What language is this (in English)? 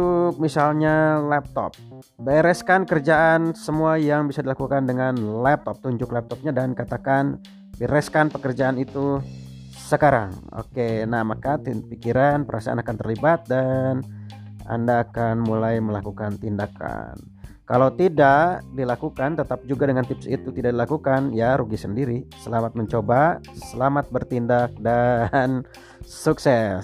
Indonesian